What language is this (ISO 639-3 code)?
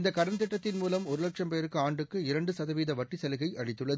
tam